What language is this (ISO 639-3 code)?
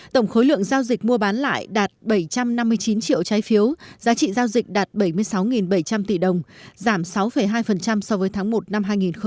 vie